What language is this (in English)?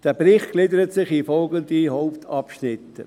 Swiss German